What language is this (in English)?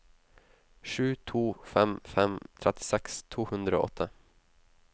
Norwegian